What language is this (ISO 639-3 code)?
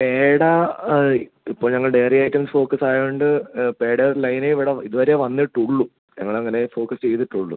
mal